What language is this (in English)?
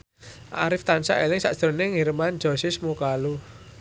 Javanese